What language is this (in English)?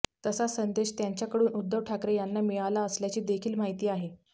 Marathi